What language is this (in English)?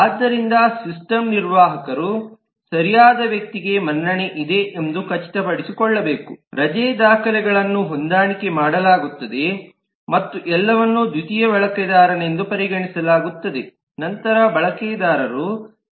Kannada